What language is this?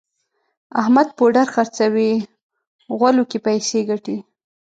Pashto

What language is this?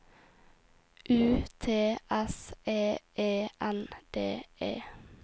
Norwegian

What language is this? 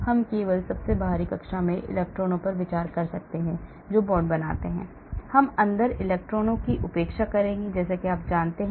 Hindi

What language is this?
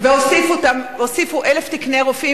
Hebrew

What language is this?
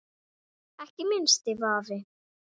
Icelandic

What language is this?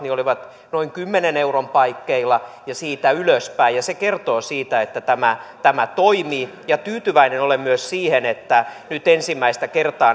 Finnish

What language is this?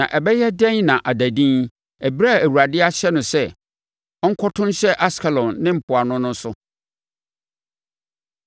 Akan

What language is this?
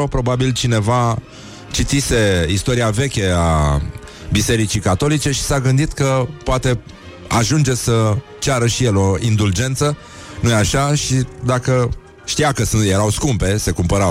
Romanian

